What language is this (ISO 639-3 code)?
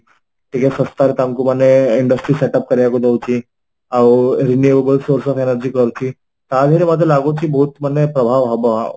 ori